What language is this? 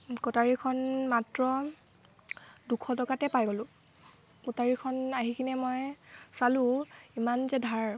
Assamese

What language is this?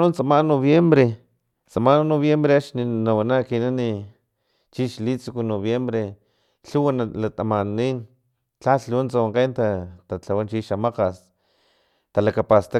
Filomena Mata-Coahuitlán Totonac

